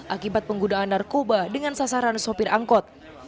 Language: Indonesian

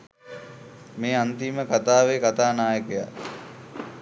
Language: Sinhala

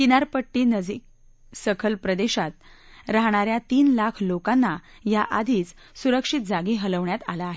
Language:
Marathi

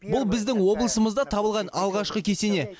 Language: Kazakh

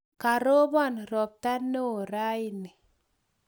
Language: Kalenjin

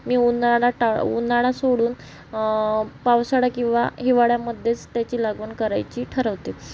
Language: Marathi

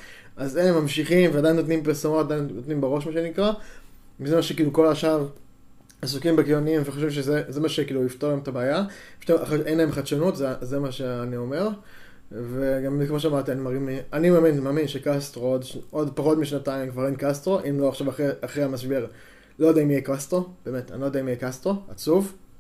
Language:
Hebrew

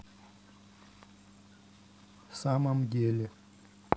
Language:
Russian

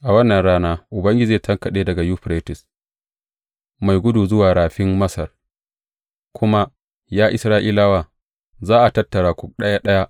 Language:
Hausa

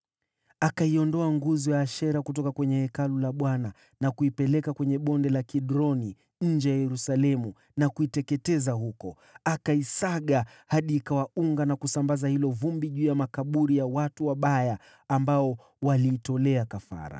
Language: Swahili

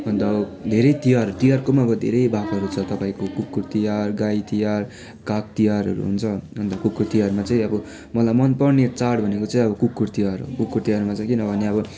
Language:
Nepali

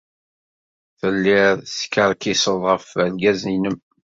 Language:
Kabyle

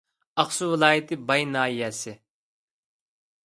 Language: Uyghur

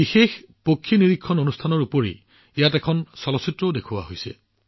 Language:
Assamese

